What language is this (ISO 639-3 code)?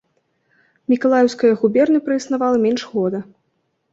bel